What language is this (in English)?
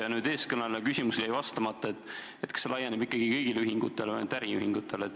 Estonian